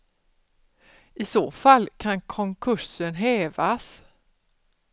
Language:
Swedish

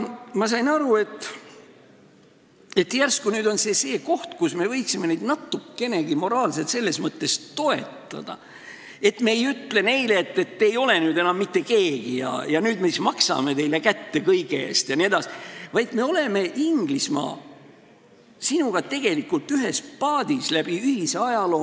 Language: Estonian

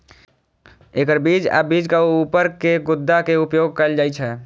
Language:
Maithili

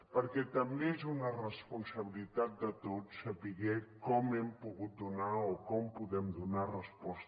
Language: Catalan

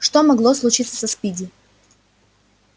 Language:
Russian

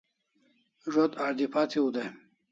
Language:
Kalasha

